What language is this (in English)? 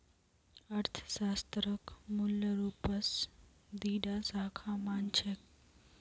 Magahi